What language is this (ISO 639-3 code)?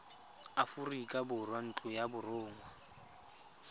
tsn